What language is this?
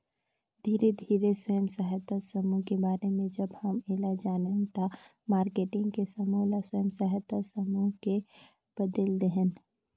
Chhattisgarhi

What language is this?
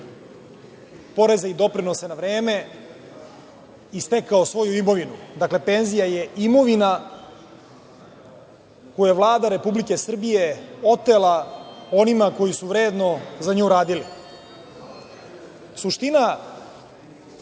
Serbian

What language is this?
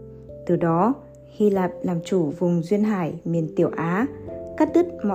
Vietnamese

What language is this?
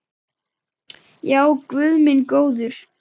Icelandic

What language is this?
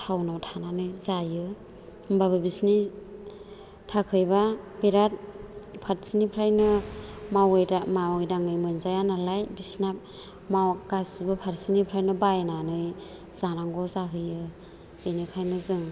Bodo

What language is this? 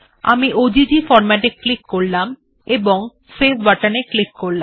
Bangla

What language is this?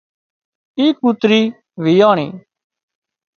Wadiyara Koli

